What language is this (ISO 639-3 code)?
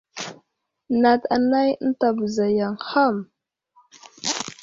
udl